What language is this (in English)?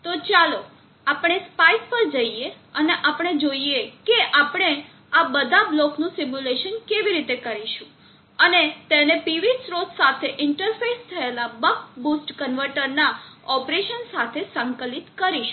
Gujarati